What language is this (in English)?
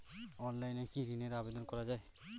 Bangla